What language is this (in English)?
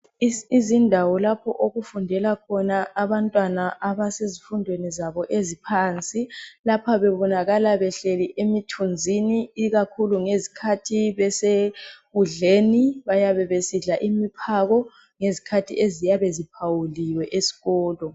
North Ndebele